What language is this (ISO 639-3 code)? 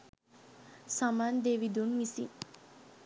sin